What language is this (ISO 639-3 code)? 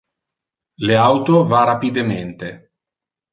ina